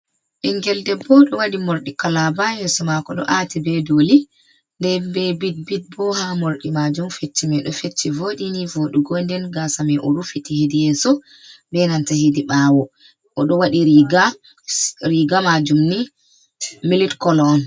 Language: Fula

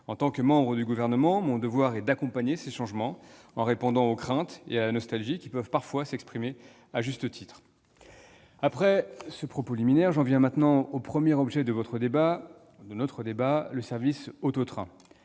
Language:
French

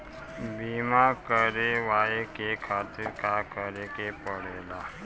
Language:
Bhojpuri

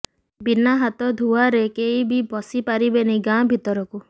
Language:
Odia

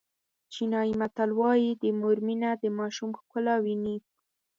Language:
Pashto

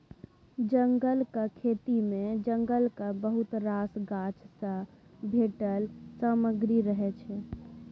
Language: Maithili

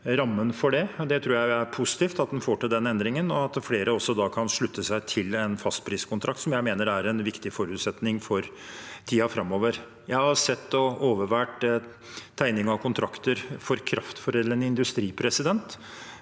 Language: Norwegian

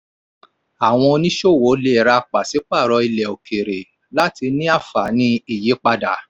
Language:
Yoruba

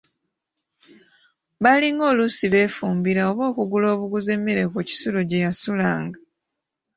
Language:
Ganda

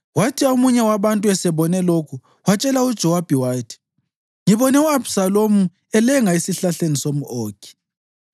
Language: North Ndebele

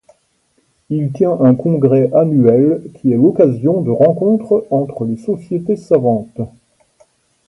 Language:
French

